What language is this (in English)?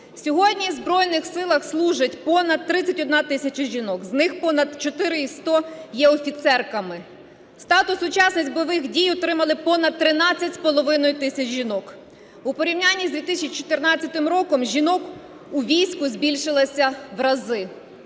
Ukrainian